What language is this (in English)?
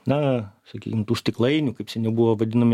Lithuanian